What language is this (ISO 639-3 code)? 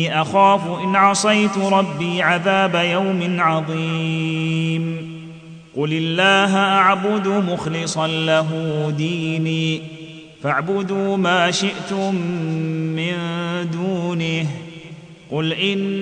ara